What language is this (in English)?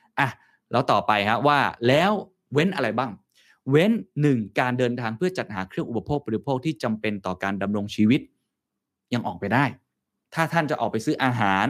Thai